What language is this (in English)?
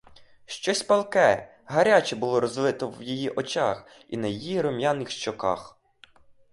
Ukrainian